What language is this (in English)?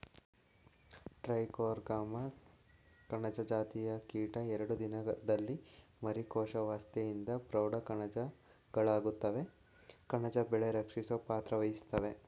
Kannada